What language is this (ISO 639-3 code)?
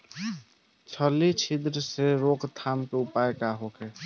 bho